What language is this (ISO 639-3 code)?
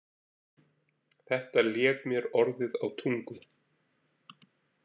isl